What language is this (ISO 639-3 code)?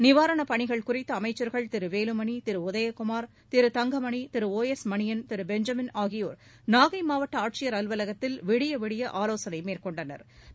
tam